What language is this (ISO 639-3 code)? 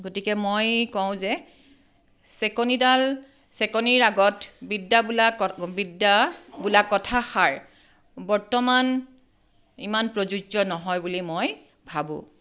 asm